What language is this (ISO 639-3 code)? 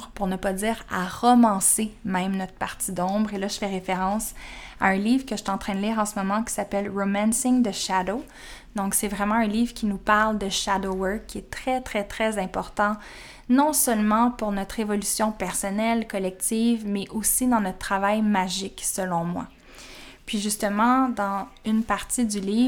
fra